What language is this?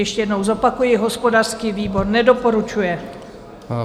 Czech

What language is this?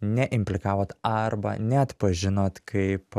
Lithuanian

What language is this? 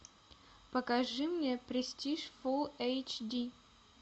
Russian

